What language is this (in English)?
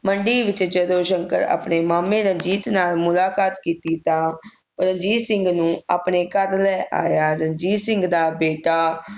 Punjabi